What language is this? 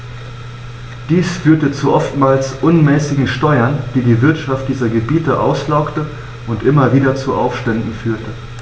German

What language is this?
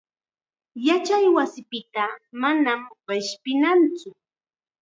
Chiquián Ancash Quechua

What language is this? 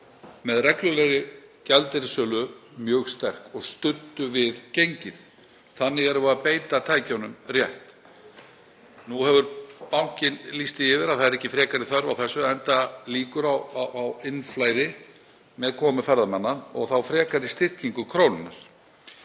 Icelandic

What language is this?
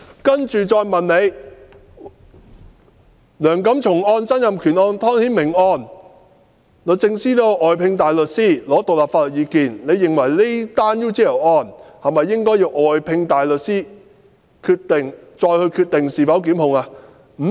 Cantonese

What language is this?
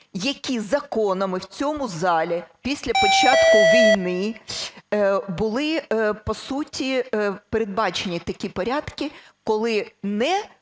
Ukrainian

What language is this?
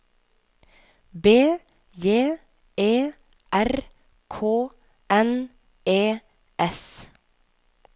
Norwegian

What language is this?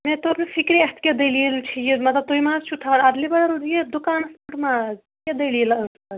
Kashmiri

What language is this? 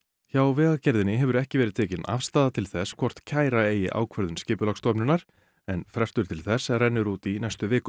Icelandic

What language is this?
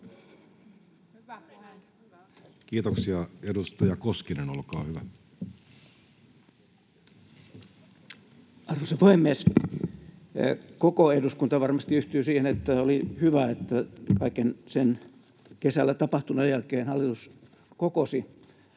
Finnish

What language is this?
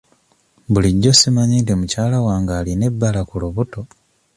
Ganda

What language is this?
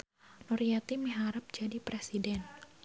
Sundanese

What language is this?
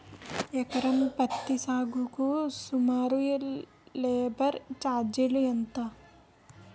Telugu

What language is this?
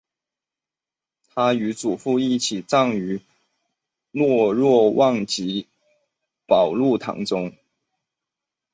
Chinese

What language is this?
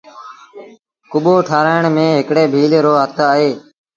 Sindhi Bhil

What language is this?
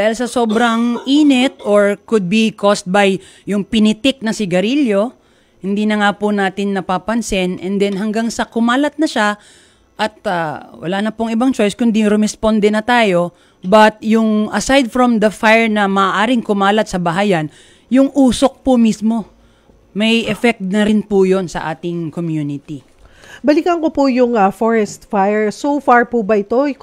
Filipino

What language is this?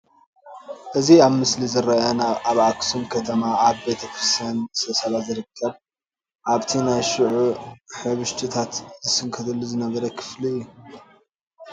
Tigrinya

